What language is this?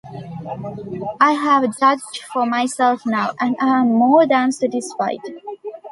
English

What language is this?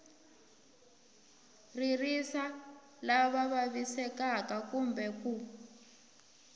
Tsonga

